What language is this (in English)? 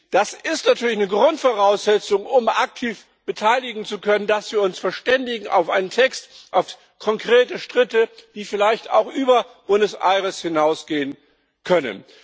German